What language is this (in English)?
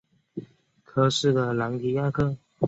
Chinese